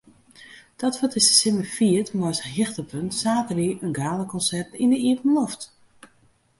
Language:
Western Frisian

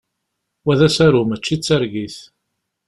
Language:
Kabyle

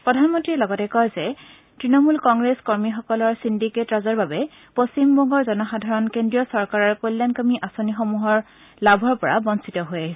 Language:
Assamese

